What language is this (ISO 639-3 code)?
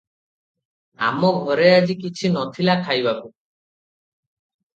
ori